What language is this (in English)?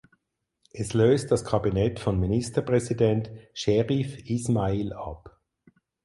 German